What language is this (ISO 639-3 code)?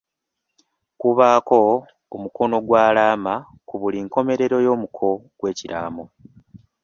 lug